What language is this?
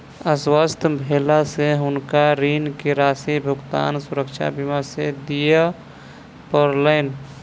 Maithili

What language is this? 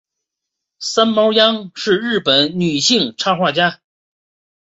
Chinese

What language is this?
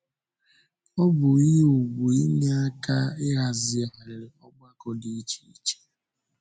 Igbo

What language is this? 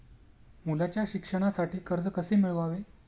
Marathi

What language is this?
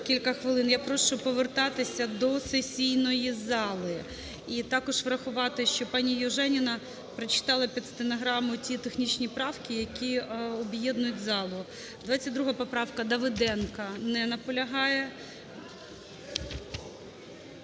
Ukrainian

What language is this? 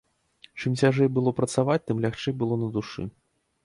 Belarusian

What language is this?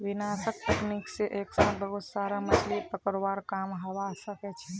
Magahi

